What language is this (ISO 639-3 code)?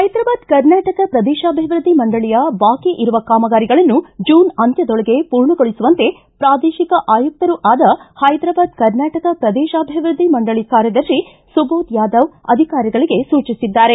kan